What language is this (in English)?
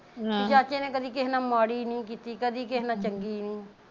Punjabi